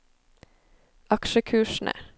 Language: Norwegian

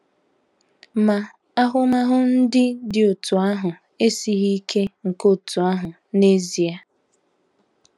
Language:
Igbo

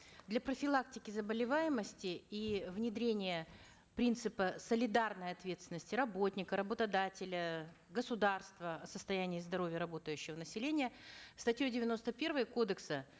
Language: Kazakh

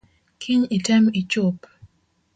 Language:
Luo (Kenya and Tanzania)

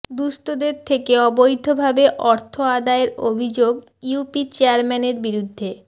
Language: Bangla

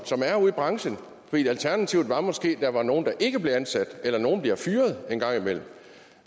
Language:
Danish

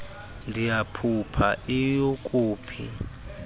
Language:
Xhosa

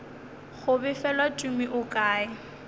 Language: Northern Sotho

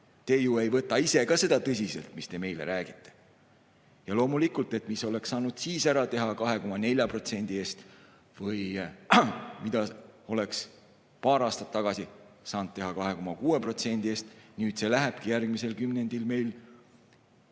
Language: Estonian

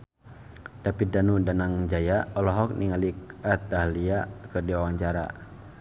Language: Sundanese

